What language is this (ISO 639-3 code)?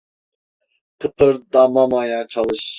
tur